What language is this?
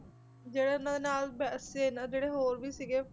Punjabi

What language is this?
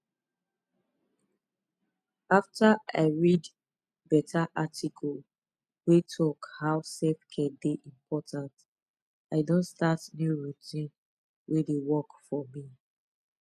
Nigerian Pidgin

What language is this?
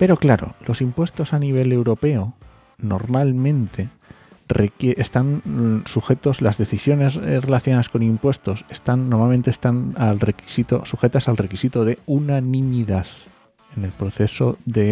Spanish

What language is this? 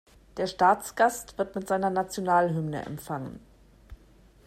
German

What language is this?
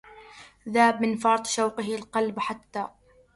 Arabic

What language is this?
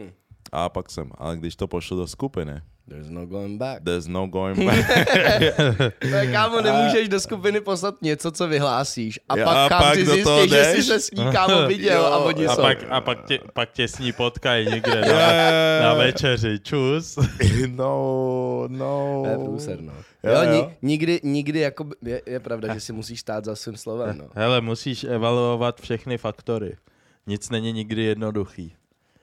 Czech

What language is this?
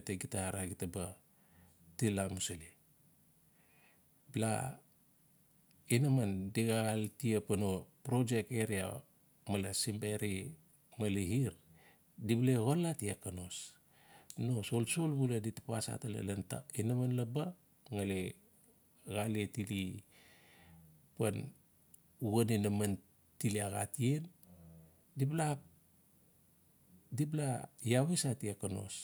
Notsi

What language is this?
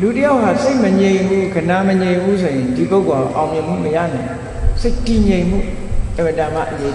Vietnamese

